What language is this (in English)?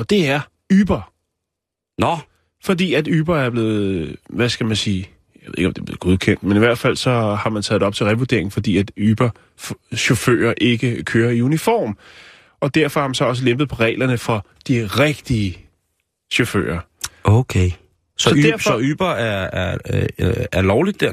Danish